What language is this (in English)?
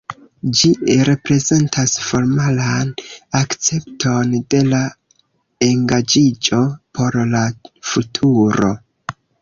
Esperanto